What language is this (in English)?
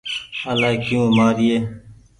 Goaria